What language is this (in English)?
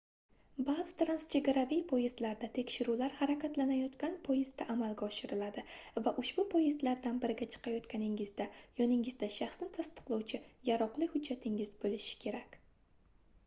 Uzbek